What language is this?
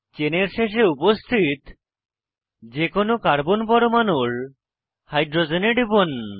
Bangla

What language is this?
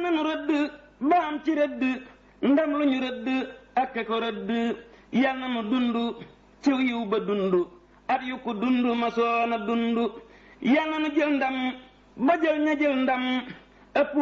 Indonesian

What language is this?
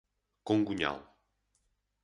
Portuguese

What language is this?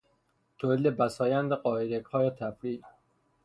Persian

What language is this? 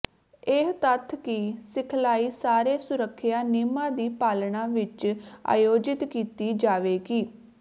Punjabi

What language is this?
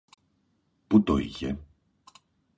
Greek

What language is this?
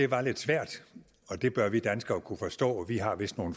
Danish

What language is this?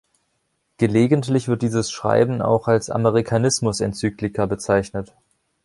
German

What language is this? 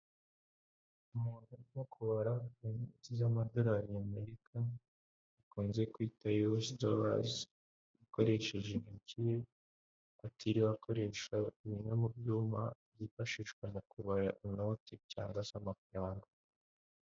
Kinyarwanda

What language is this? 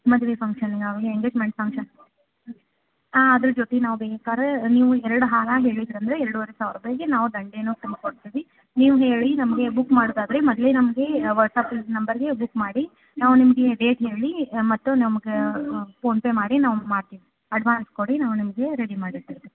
Kannada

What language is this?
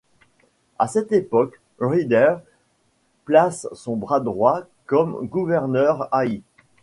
French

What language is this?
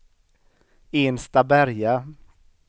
Swedish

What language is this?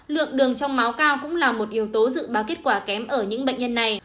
Vietnamese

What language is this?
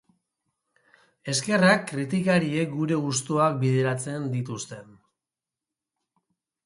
Basque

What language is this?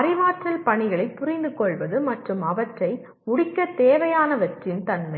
Tamil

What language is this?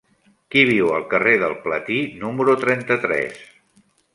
Catalan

